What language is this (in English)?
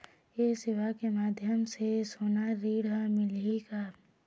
Chhattisgarhi